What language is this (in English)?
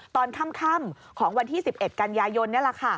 Thai